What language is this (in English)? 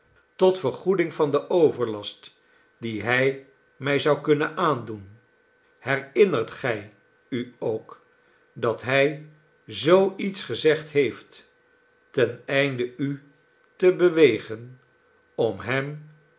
Dutch